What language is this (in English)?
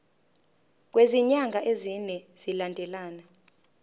Zulu